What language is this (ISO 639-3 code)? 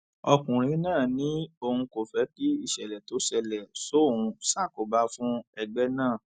yor